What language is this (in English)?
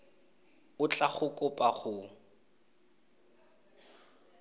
Tswana